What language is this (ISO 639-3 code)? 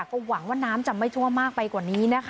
tha